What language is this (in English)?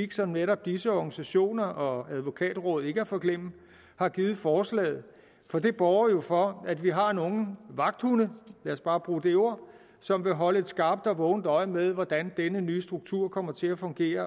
Danish